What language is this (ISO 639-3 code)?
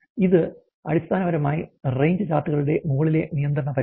mal